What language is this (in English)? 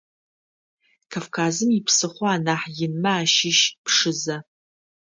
Adyghe